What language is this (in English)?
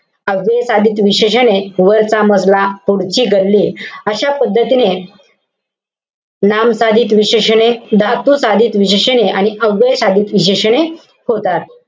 Marathi